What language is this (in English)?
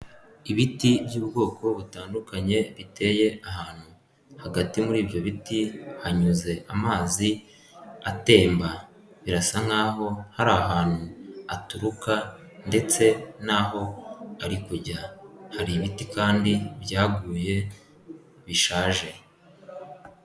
Kinyarwanda